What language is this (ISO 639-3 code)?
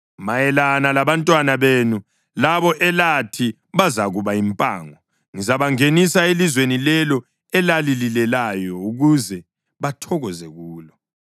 nde